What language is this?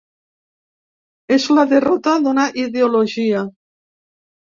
Catalan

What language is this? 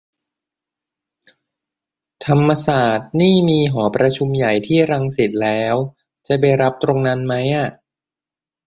Thai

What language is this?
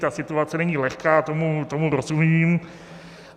Czech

